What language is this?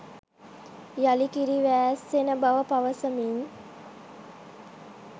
Sinhala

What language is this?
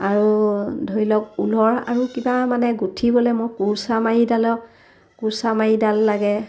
Assamese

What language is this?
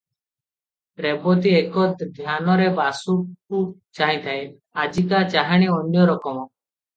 Odia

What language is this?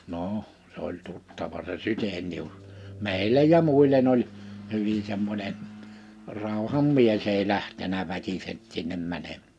Finnish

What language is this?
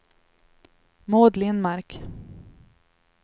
Swedish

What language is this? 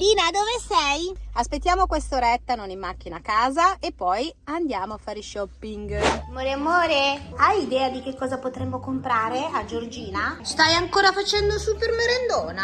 Italian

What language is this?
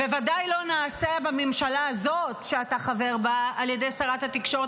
Hebrew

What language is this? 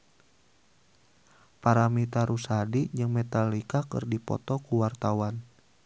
Sundanese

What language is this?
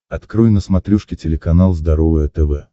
Russian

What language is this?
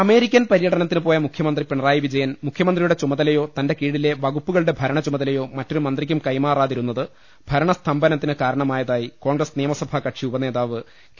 Malayalam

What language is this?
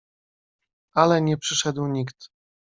Polish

